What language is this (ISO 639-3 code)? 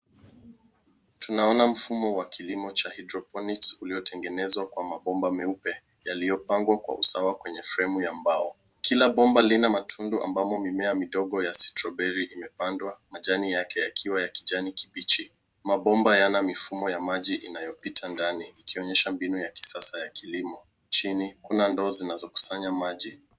swa